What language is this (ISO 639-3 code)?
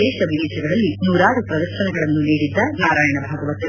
kan